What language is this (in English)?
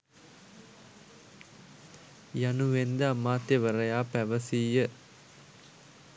Sinhala